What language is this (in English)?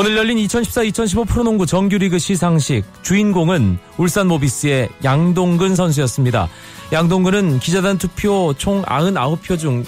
Korean